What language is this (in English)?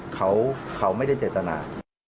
Thai